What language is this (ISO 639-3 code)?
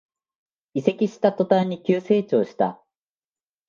jpn